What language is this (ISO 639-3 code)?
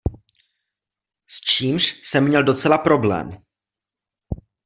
ces